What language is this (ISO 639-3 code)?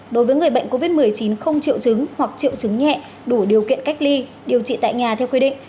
vie